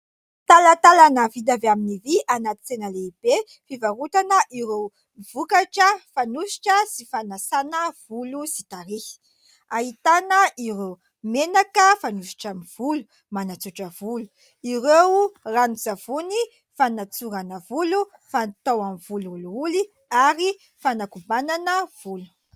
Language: Malagasy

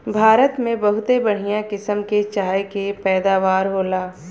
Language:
Bhojpuri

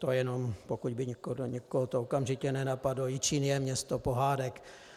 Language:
Czech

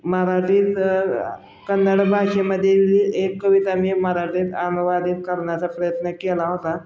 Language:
Marathi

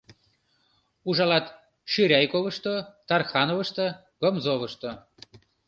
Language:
Mari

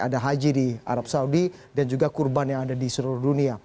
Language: Indonesian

